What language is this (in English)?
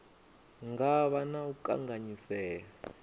Venda